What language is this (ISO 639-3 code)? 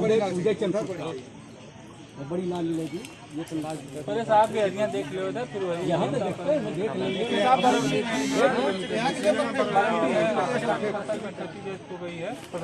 hin